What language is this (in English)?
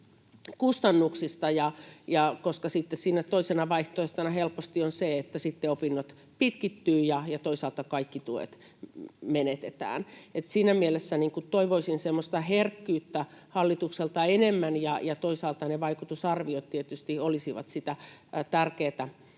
Finnish